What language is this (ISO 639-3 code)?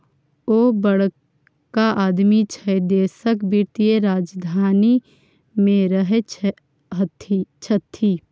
mai